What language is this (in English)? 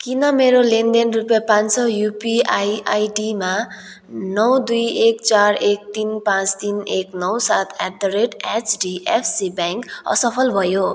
Nepali